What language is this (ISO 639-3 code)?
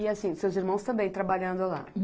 por